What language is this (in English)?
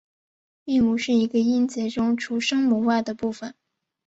Chinese